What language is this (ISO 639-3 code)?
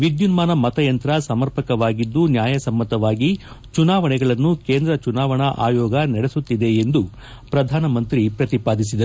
kan